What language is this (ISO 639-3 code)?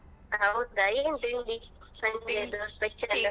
kan